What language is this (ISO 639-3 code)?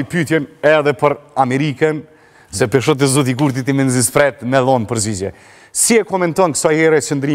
ron